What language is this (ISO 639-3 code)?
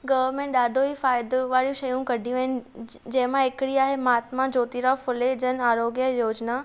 snd